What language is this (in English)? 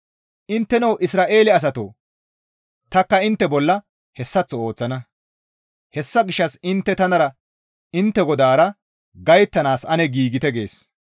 Gamo